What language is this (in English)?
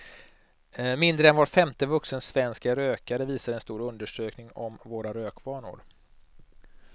Swedish